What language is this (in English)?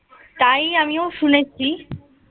Bangla